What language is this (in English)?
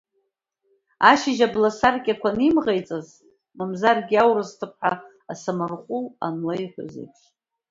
Abkhazian